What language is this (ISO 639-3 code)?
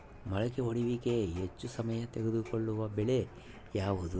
kan